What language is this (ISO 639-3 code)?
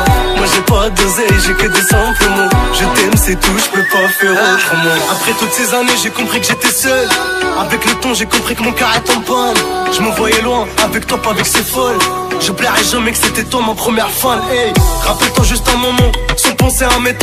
ron